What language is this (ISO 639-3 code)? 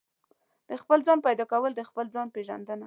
pus